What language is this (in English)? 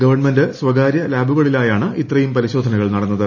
Malayalam